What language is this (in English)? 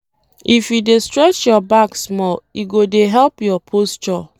Nigerian Pidgin